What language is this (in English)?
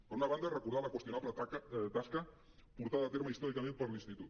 Catalan